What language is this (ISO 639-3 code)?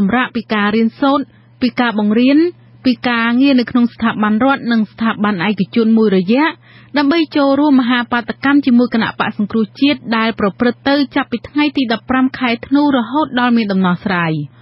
tha